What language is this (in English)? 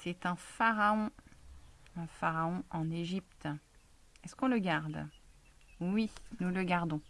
French